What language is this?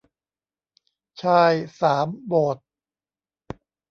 Thai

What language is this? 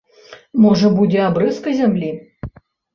Belarusian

